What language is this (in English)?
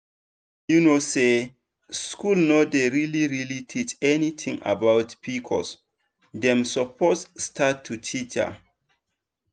Nigerian Pidgin